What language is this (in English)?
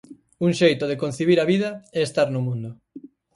Galician